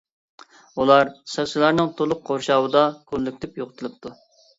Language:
Uyghur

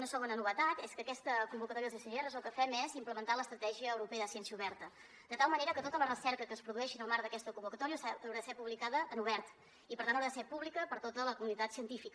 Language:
Catalan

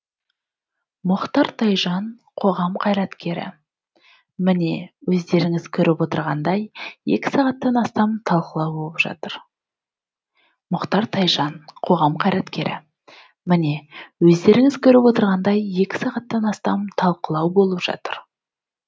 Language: Kazakh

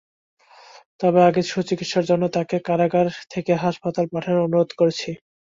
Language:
Bangla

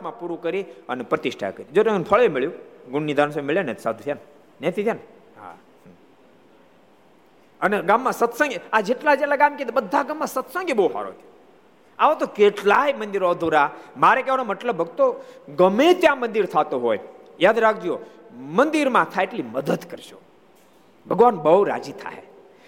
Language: Gujarati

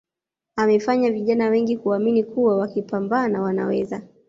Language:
Swahili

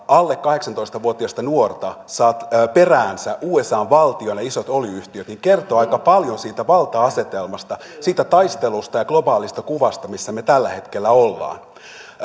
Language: Finnish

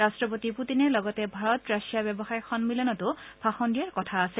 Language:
Assamese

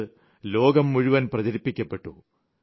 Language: Malayalam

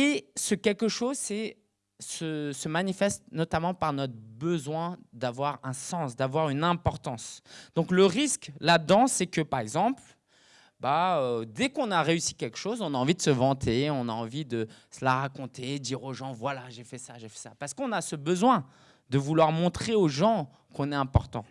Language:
French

